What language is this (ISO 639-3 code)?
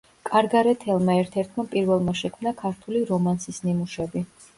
kat